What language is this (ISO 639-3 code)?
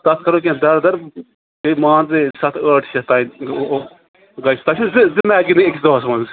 kas